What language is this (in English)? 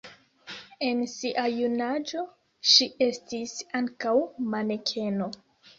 Esperanto